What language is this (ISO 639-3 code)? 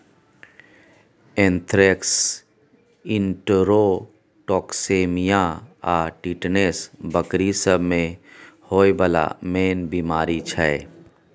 mai